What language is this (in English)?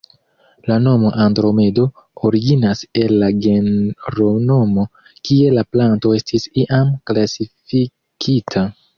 Esperanto